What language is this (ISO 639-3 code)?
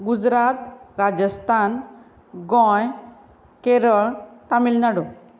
kok